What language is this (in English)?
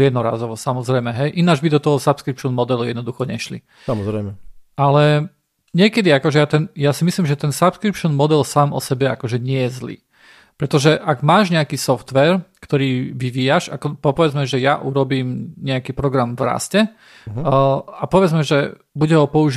Slovak